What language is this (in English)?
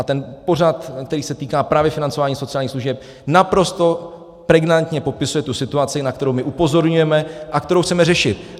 Czech